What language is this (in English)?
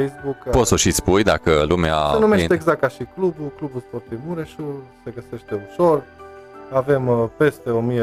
Romanian